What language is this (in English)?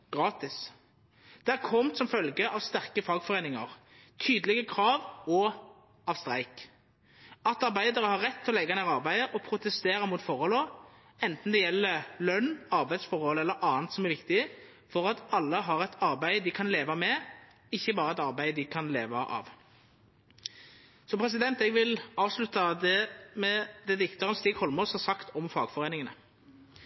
Norwegian Nynorsk